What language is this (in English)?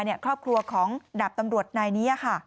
Thai